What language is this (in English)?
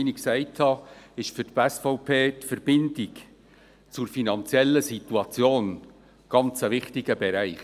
Swiss German